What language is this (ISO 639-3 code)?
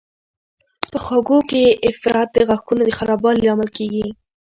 pus